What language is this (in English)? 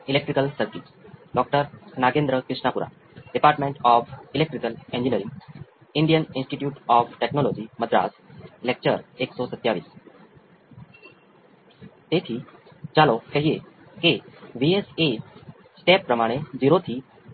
Gujarati